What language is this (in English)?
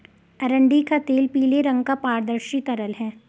Hindi